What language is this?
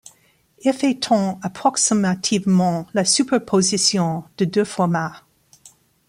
French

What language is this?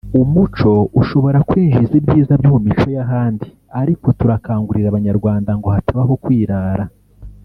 Kinyarwanda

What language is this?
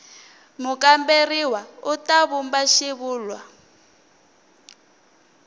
Tsonga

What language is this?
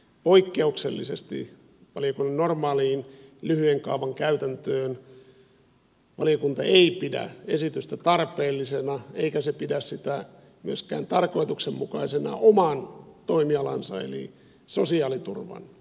Finnish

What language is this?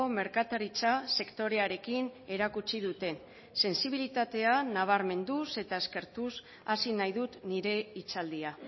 Basque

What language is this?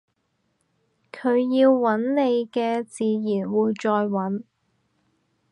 Cantonese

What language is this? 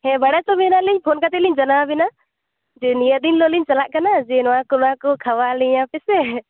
Santali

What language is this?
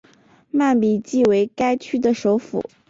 Chinese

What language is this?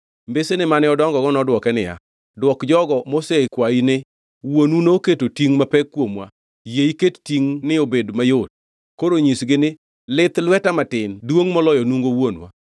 Luo (Kenya and Tanzania)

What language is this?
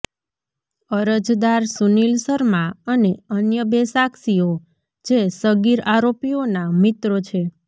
Gujarati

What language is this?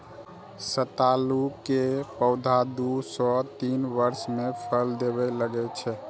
Maithili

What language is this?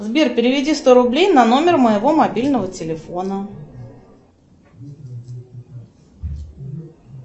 Russian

